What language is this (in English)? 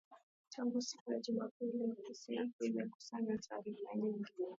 Swahili